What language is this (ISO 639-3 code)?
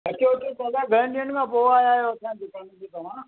snd